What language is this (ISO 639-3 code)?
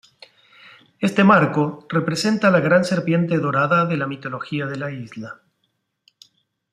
spa